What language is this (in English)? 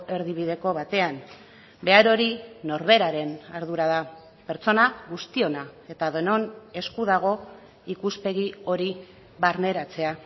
Basque